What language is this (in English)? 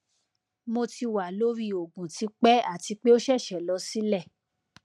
Yoruba